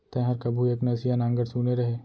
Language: Chhattisgarhi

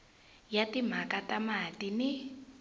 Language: Tsonga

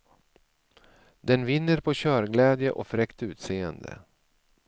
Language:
Swedish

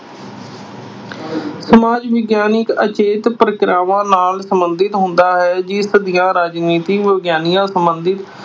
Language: Punjabi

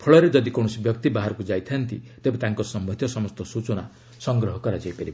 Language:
Odia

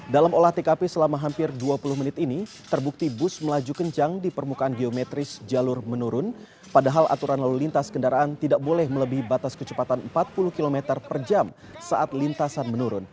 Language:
Indonesian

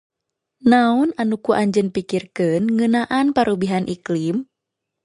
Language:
Sundanese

